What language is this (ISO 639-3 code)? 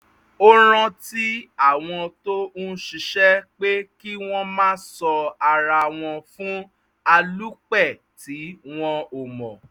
yor